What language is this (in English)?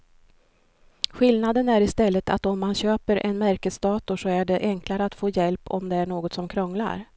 Swedish